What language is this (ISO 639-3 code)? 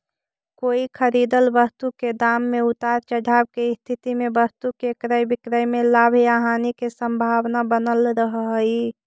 mag